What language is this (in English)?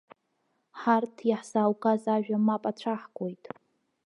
Abkhazian